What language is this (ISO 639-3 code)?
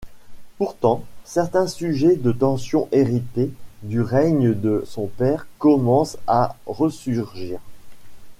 fra